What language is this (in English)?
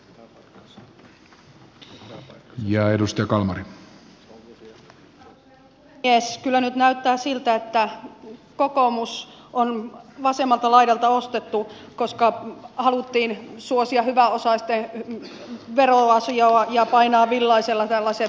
Finnish